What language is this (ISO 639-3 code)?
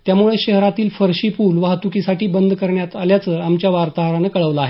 mar